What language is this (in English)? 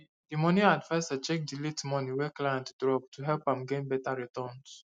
Nigerian Pidgin